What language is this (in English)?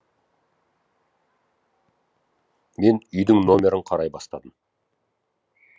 Kazakh